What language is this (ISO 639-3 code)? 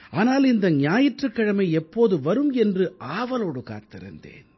tam